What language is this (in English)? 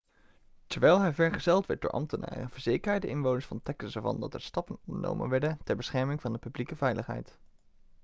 Dutch